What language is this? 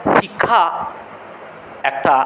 Bangla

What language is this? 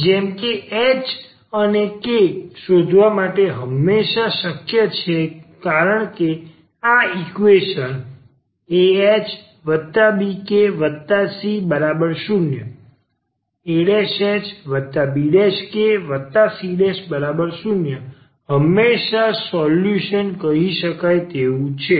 Gujarati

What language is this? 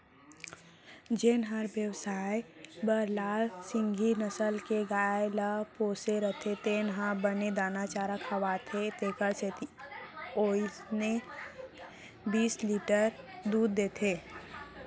Chhattisgarhi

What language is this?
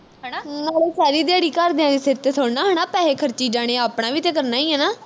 Punjabi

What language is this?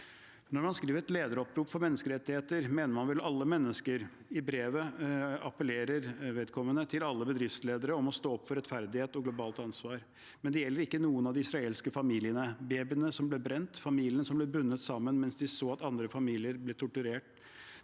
Norwegian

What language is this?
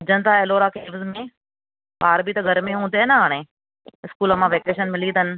Sindhi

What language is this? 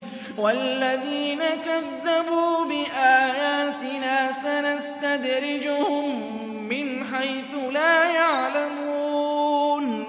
Arabic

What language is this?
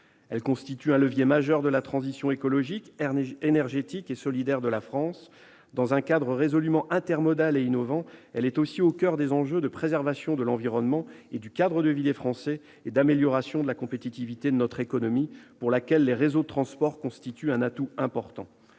French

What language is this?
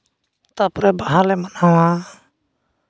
Santali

